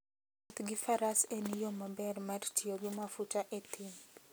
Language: Luo (Kenya and Tanzania)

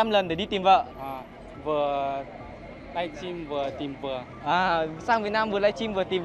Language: Vietnamese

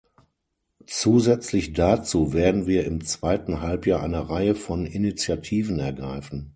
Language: German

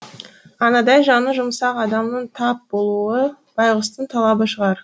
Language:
Kazakh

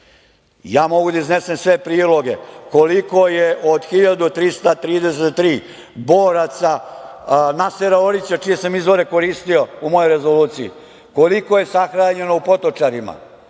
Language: Serbian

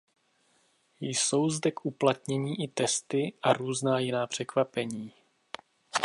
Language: Czech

